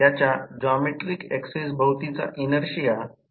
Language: Marathi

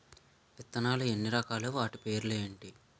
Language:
Telugu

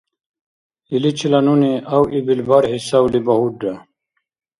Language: Dargwa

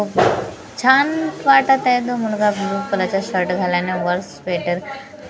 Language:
Marathi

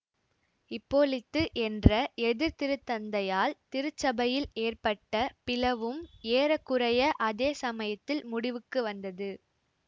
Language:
Tamil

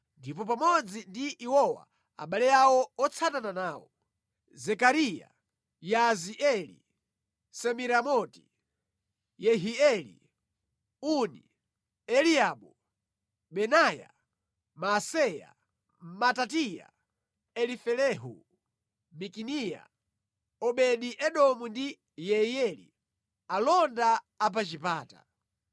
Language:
Nyanja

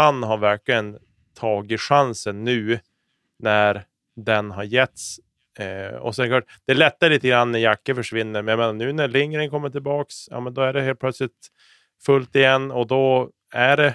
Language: Swedish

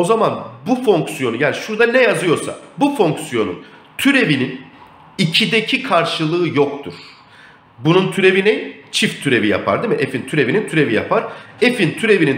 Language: Turkish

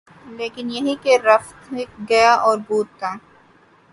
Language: Urdu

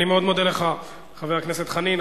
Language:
Hebrew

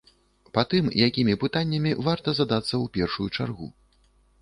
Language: Belarusian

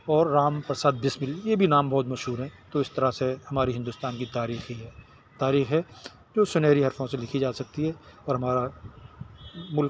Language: Urdu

